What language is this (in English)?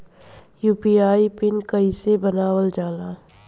Bhojpuri